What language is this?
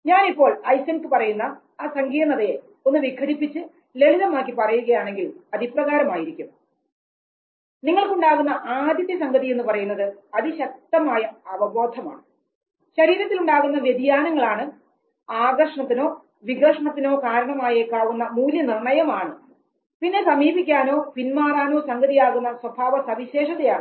Malayalam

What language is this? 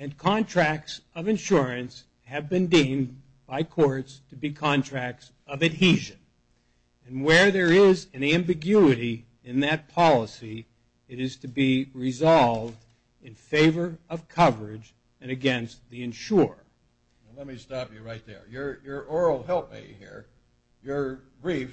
English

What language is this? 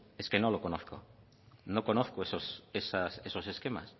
Spanish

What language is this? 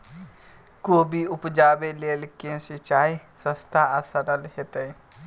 Maithili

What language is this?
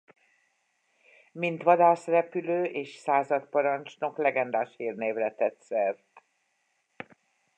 Hungarian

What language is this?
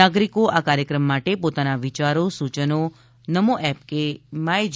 Gujarati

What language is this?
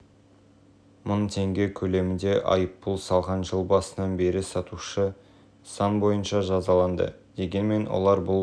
Kazakh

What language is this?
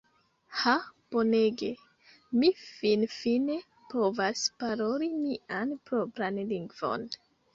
Esperanto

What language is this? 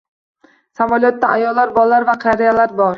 Uzbek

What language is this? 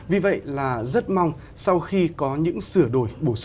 Vietnamese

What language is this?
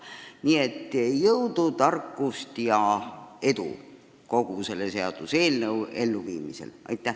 Estonian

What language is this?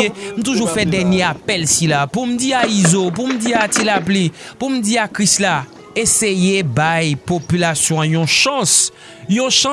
French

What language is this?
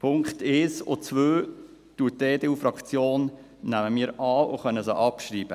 Swiss German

